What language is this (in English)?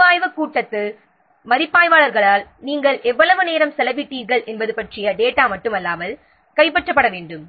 Tamil